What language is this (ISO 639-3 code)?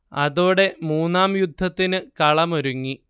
mal